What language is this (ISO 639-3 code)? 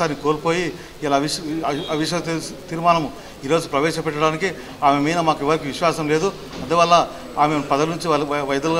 tel